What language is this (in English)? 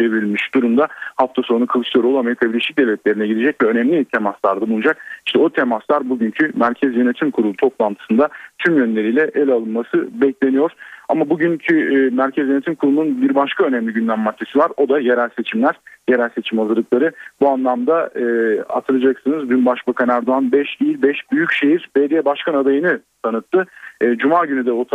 Turkish